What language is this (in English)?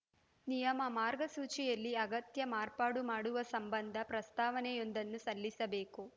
Kannada